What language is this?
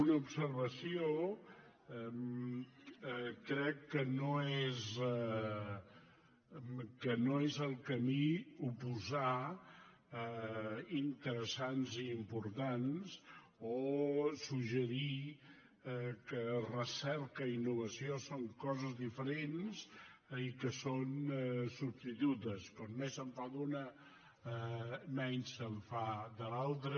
Catalan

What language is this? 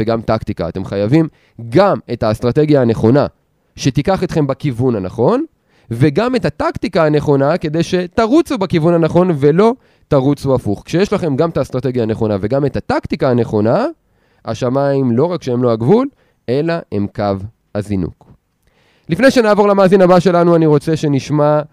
Hebrew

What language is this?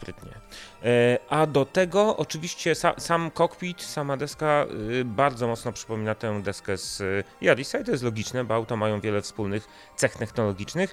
Polish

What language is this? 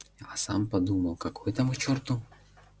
Russian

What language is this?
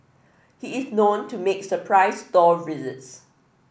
English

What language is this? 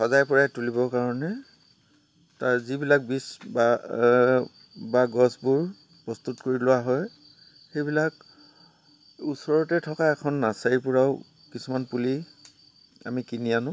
Assamese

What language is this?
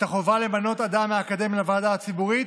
Hebrew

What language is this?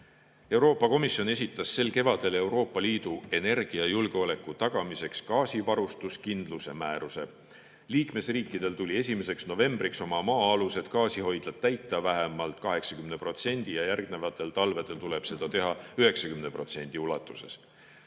Estonian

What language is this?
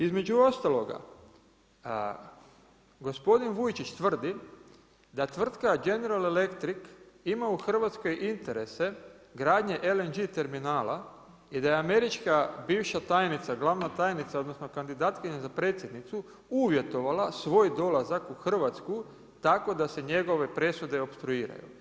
Croatian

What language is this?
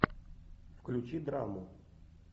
Russian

